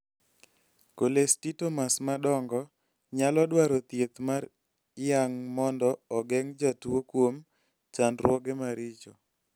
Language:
Luo (Kenya and Tanzania)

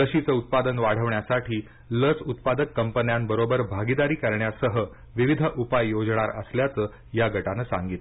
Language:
Marathi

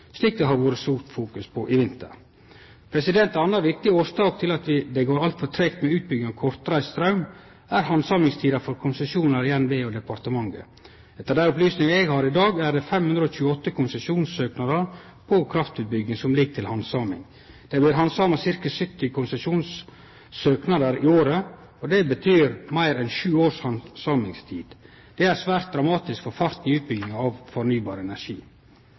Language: Norwegian Nynorsk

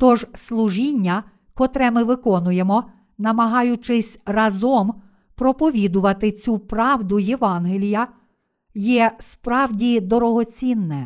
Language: Ukrainian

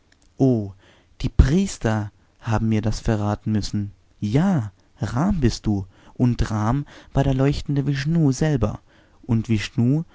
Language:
German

